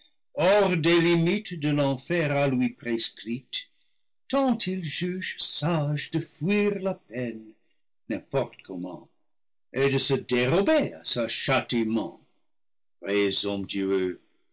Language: French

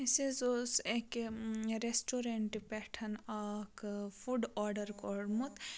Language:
Kashmiri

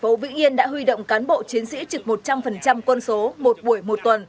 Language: Vietnamese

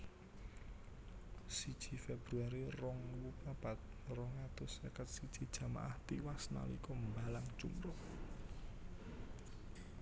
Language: Javanese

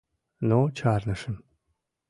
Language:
Mari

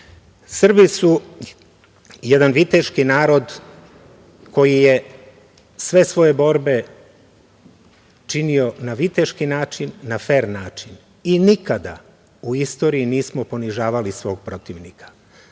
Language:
Serbian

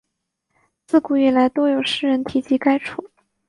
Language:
Chinese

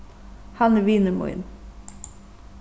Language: Faroese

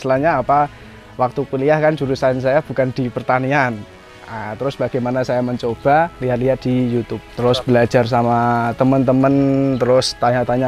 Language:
Indonesian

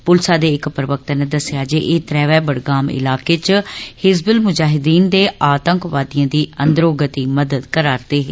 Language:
Dogri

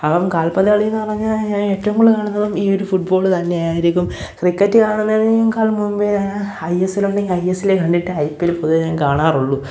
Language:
Malayalam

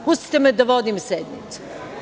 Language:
Serbian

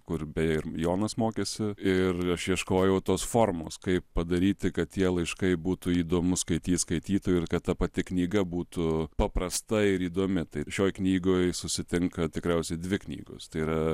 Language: Lithuanian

